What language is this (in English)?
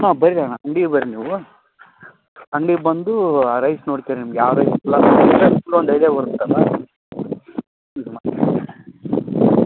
Kannada